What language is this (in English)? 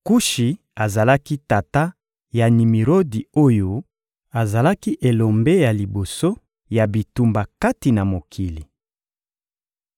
Lingala